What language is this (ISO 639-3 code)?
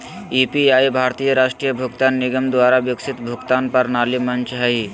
mag